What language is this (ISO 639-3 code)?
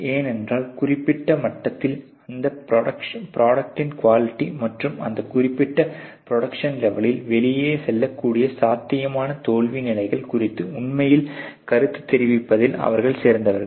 tam